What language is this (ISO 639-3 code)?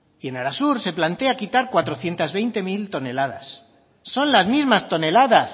spa